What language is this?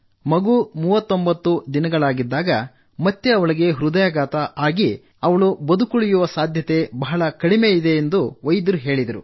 Kannada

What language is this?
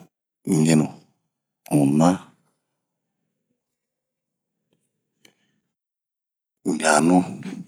Bomu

